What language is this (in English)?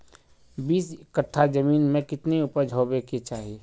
Magahi